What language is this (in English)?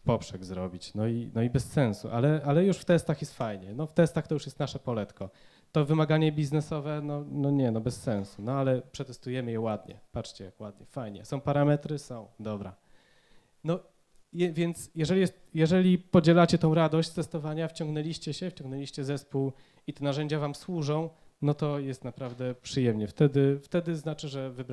Polish